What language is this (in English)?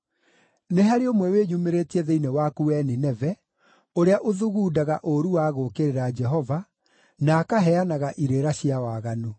Kikuyu